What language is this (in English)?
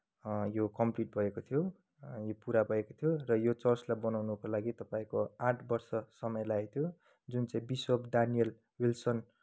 Nepali